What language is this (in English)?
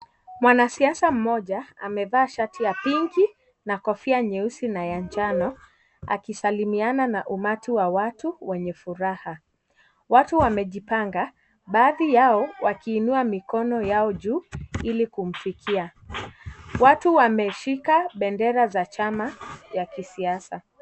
Swahili